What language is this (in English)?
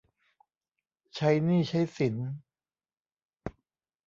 Thai